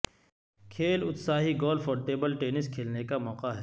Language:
Urdu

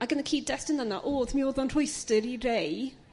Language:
Welsh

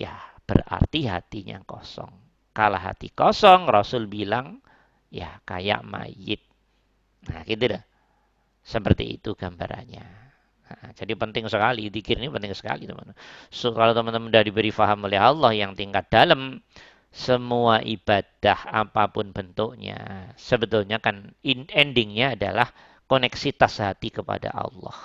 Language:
Indonesian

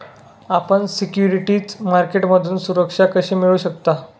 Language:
Marathi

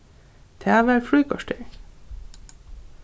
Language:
Faroese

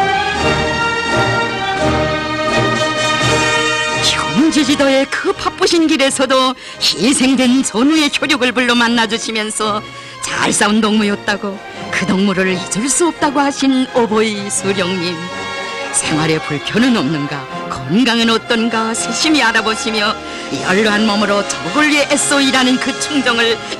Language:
Korean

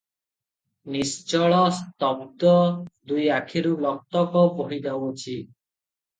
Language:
Odia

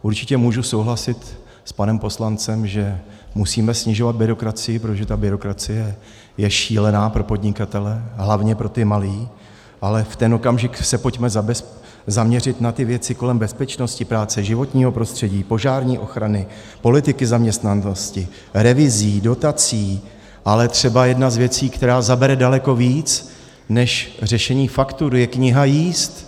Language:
Czech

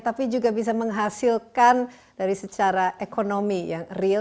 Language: Indonesian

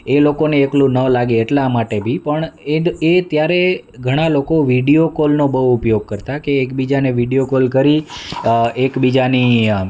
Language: Gujarati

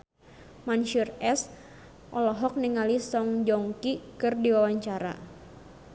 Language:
Sundanese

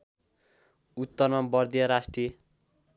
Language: Nepali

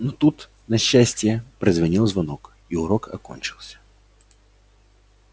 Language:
Russian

